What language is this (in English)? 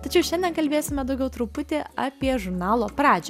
Lithuanian